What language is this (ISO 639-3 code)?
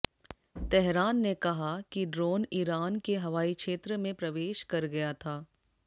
hin